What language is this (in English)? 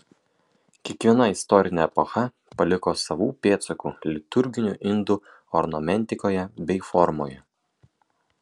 Lithuanian